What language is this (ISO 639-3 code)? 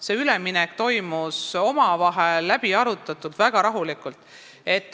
est